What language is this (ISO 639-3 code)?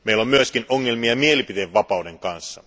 fin